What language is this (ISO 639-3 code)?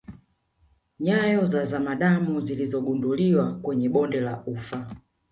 swa